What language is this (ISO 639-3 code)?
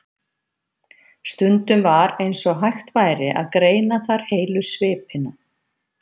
isl